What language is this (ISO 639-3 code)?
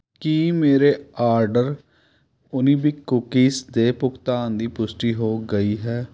pan